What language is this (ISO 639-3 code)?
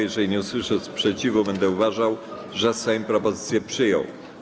pol